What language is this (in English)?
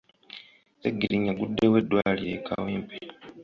Ganda